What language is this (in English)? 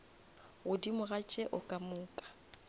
Northern Sotho